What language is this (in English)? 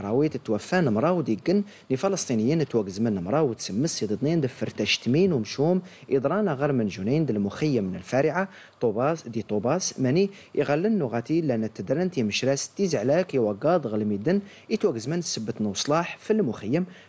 Arabic